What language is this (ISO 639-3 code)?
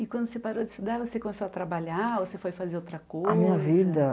por